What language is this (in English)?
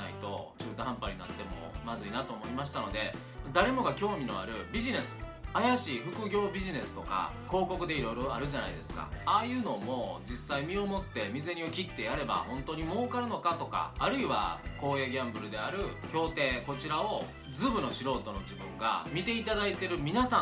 Japanese